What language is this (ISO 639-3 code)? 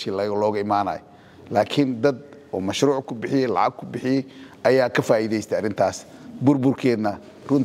ara